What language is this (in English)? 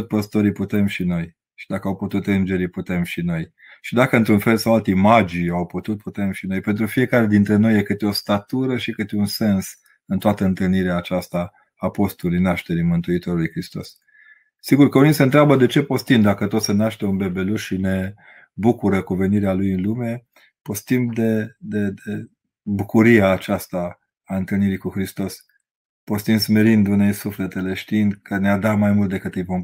Romanian